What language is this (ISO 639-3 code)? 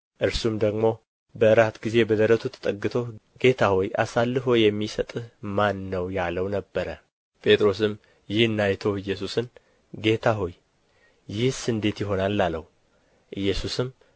amh